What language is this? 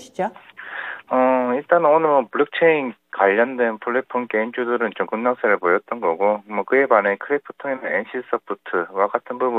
Korean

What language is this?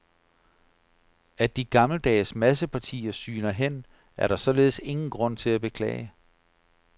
Danish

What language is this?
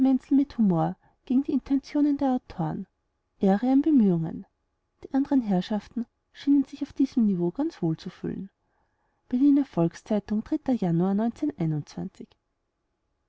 German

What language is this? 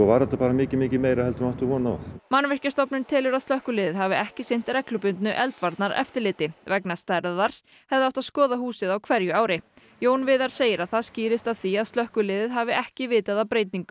Icelandic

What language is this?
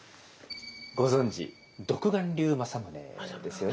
Japanese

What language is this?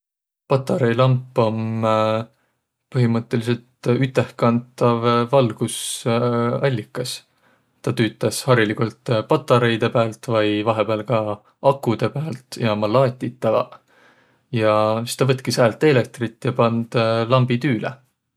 Võro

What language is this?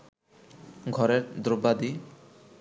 Bangla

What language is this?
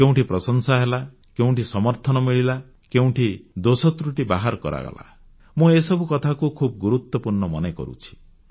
Odia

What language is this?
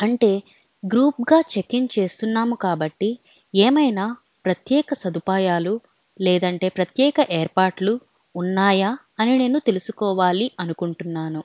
Telugu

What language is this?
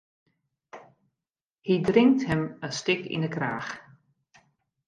Western Frisian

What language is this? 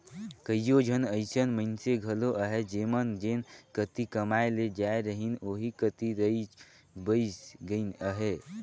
Chhattisgarhi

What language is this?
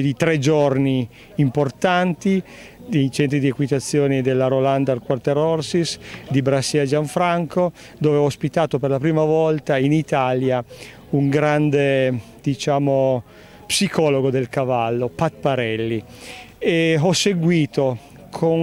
Italian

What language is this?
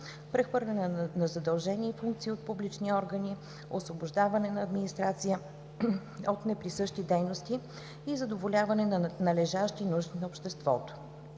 Bulgarian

